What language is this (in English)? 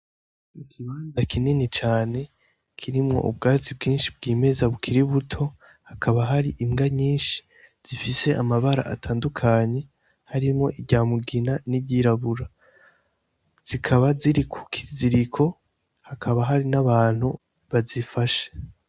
Rundi